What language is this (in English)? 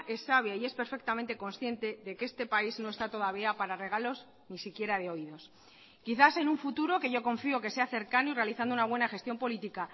Spanish